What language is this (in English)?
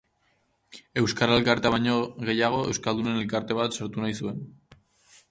Basque